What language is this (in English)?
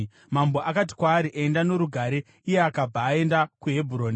Shona